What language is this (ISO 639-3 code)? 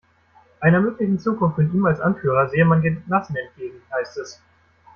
deu